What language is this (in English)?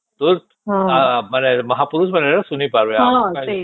Odia